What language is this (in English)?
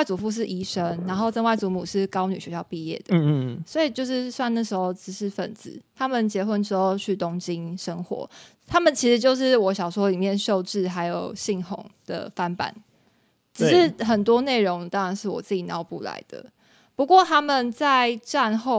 Chinese